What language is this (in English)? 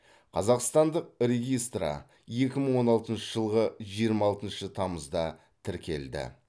Kazakh